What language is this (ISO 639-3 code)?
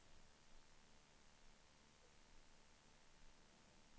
swe